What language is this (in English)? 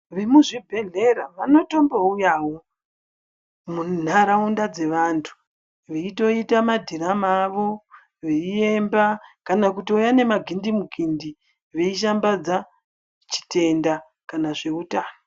Ndau